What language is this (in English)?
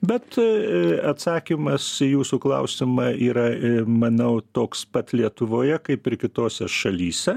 Lithuanian